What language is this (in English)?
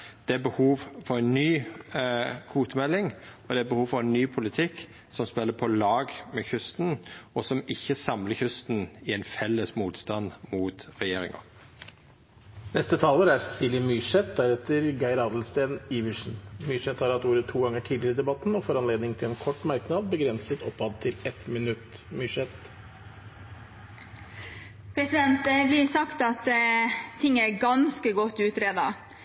Norwegian